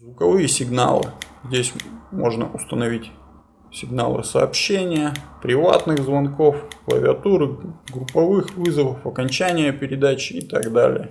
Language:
Russian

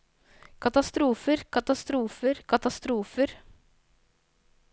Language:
Norwegian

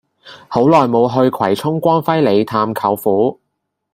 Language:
Cantonese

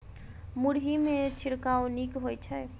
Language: Maithili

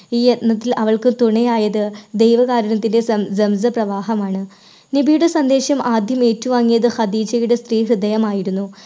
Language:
Malayalam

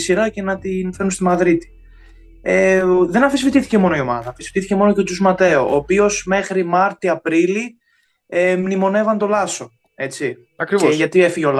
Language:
Greek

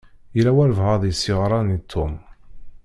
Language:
Kabyle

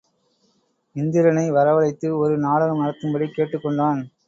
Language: Tamil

